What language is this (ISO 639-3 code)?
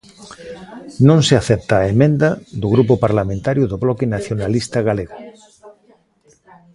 glg